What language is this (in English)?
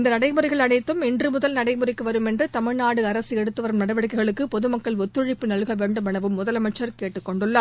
Tamil